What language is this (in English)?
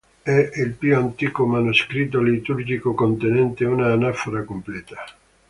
Italian